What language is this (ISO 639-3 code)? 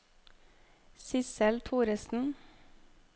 nor